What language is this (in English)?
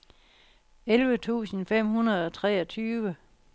Danish